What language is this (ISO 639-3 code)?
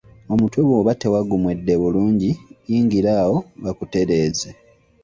lug